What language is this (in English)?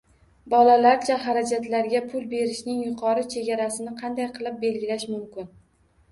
Uzbek